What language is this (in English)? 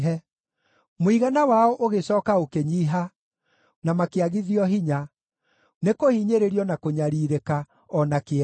Kikuyu